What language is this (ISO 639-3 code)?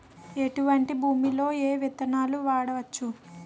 tel